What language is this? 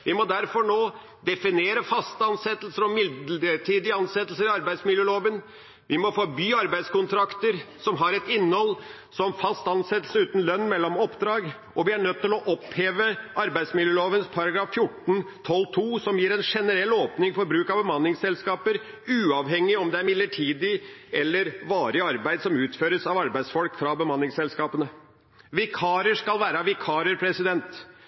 Norwegian Bokmål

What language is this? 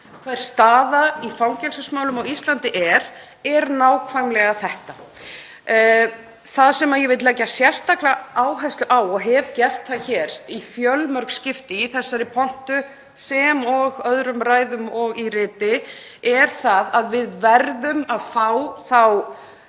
Icelandic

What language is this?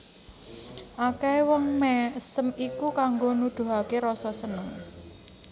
Javanese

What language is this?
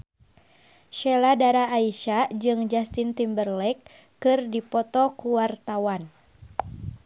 Sundanese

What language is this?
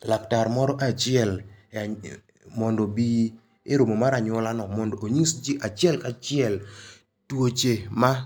Luo (Kenya and Tanzania)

